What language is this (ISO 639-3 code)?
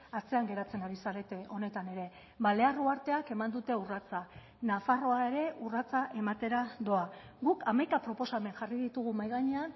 eus